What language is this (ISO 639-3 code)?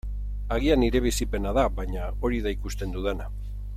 eus